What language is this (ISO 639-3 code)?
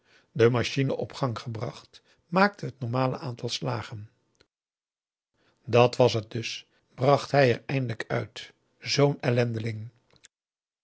nld